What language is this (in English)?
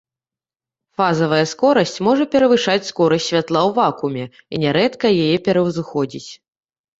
Belarusian